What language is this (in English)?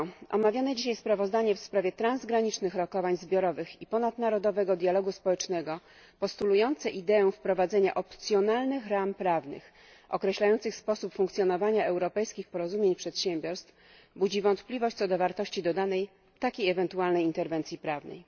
Polish